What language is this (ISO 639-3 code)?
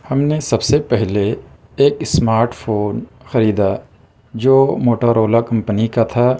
urd